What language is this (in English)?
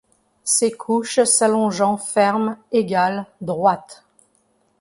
French